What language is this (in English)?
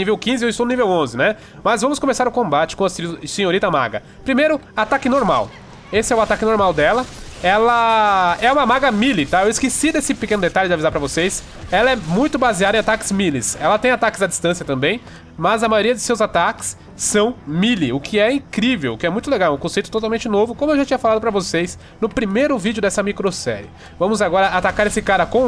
Portuguese